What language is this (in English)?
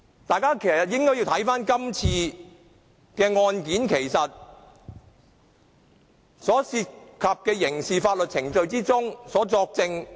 Cantonese